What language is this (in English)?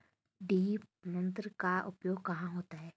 Hindi